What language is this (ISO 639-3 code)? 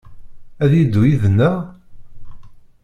kab